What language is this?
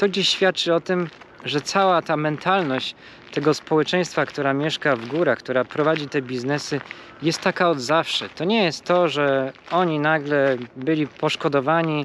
Polish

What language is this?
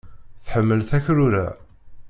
Kabyle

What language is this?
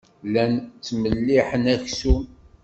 Kabyle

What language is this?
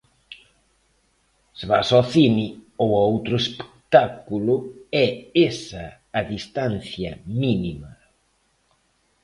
Galician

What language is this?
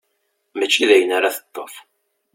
Kabyle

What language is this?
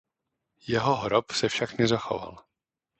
Czech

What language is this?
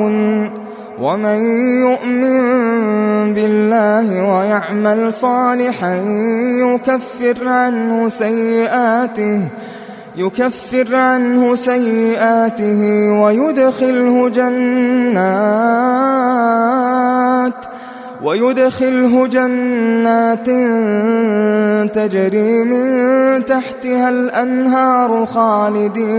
Arabic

